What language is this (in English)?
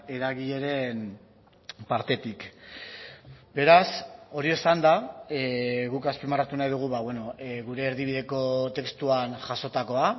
Basque